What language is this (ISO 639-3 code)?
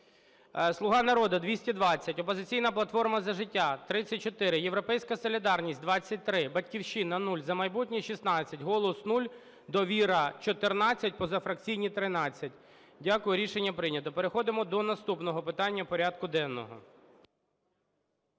ukr